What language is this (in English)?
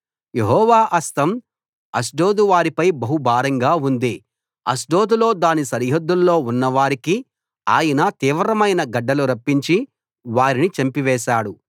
Telugu